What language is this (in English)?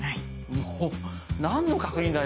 Japanese